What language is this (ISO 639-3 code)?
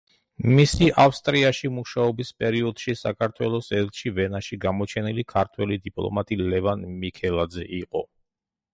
kat